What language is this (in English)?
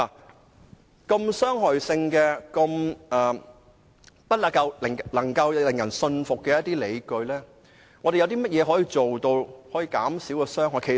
Cantonese